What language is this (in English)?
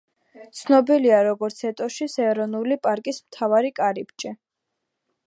Georgian